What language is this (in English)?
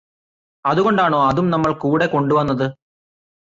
Malayalam